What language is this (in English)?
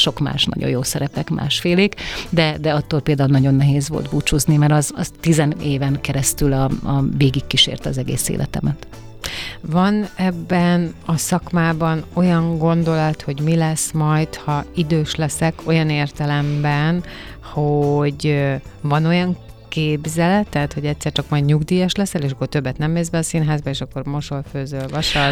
Hungarian